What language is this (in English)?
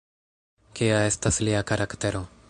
Esperanto